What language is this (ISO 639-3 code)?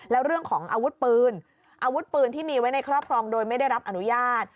tha